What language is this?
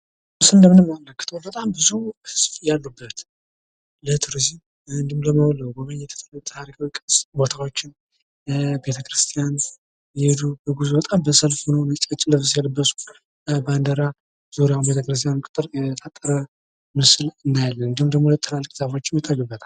Amharic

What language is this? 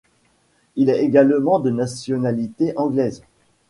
French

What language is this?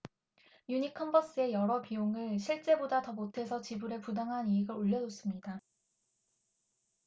Korean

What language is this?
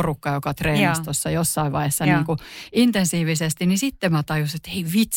Finnish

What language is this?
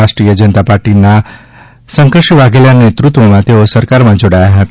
Gujarati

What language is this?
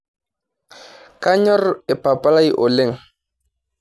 Masai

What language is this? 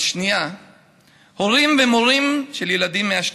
Hebrew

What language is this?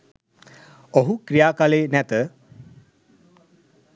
Sinhala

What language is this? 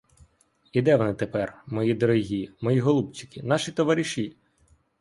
Ukrainian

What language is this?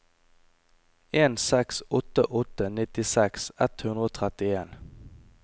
Norwegian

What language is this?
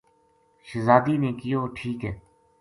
Gujari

